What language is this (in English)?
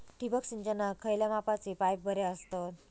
Marathi